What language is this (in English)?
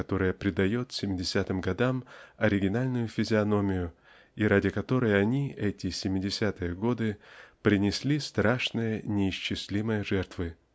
Russian